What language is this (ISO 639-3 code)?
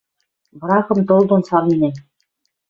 mrj